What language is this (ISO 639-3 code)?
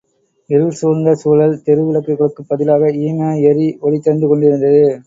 tam